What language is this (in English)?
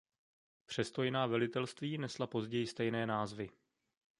Czech